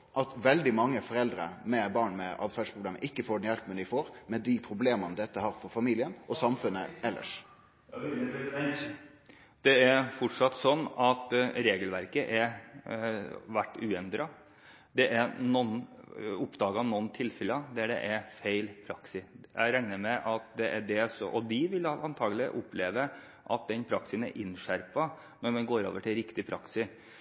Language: Norwegian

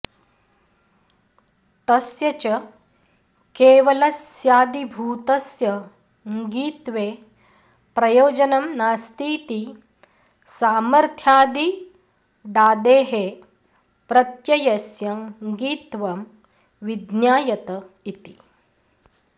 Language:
Sanskrit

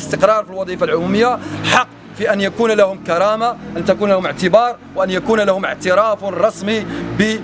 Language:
Arabic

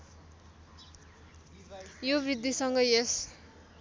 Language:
Nepali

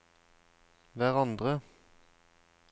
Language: Norwegian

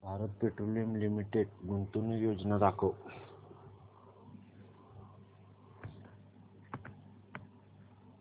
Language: Marathi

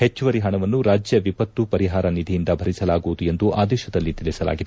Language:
Kannada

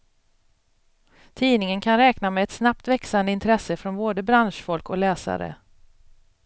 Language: Swedish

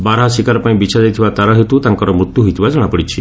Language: Odia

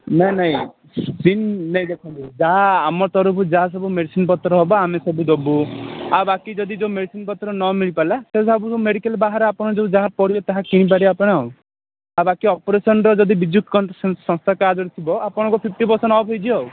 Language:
Odia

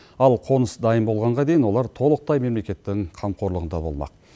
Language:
Kazakh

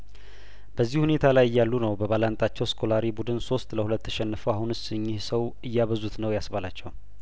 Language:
Amharic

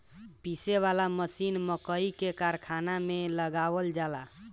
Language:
Bhojpuri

